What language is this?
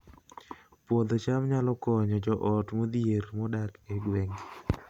Luo (Kenya and Tanzania)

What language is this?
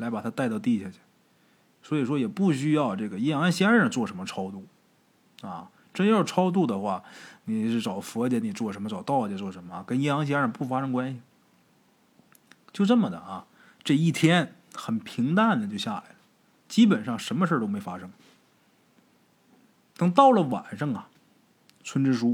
Chinese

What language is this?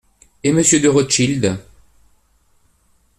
French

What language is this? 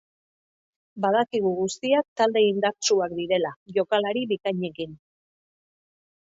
Basque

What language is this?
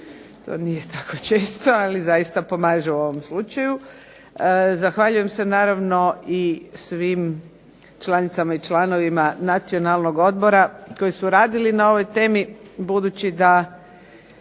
Croatian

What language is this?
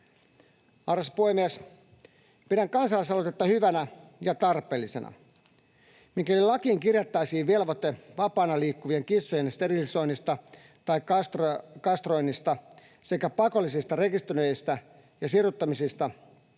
Finnish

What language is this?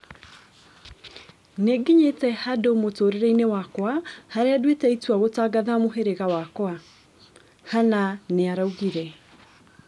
Kikuyu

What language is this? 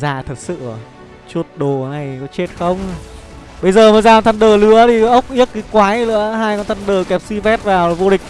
Vietnamese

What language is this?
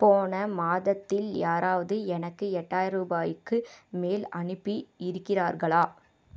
Tamil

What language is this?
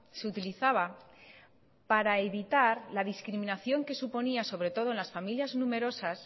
Spanish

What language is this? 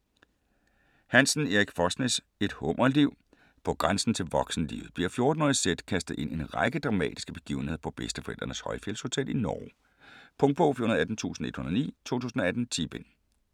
Danish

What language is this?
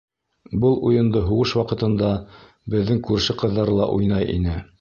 Bashkir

